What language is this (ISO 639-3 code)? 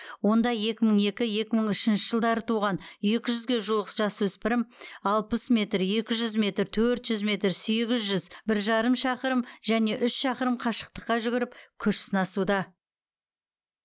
kaz